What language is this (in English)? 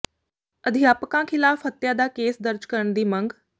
Punjabi